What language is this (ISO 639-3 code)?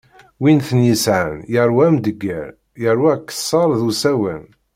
kab